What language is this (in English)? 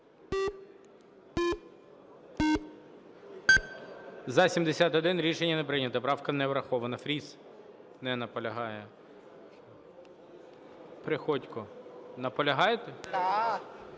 Ukrainian